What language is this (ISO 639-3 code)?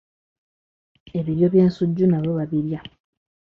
lug